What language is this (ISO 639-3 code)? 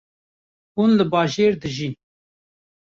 kur